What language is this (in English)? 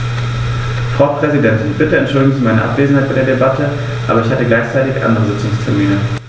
German